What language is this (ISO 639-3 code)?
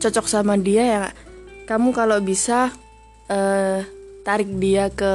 ind